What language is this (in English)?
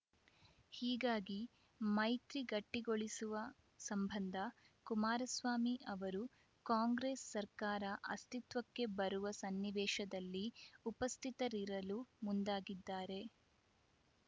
Kannada